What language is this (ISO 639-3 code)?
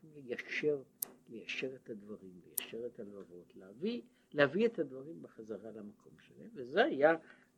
heb